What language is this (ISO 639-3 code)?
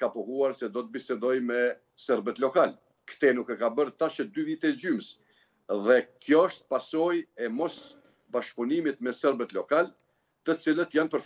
ron